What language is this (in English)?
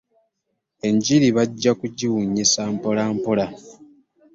Ganda